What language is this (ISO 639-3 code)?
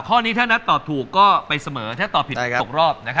tha